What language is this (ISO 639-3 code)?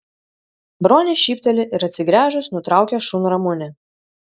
lit